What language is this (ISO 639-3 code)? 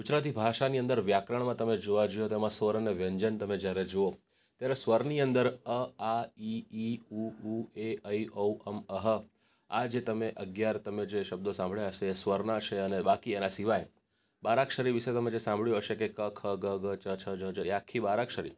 guj